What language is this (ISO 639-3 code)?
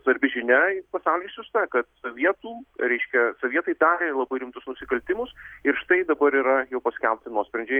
lit